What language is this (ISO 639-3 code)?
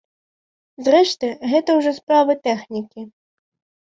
bel